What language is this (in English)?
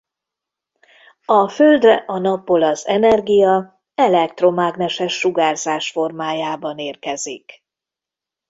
Hungarian